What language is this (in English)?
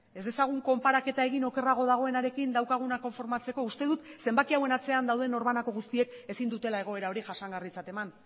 Basque